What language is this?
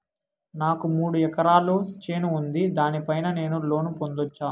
Telugu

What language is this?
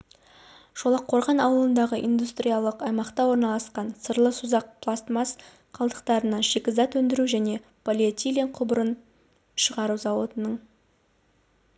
Kazakh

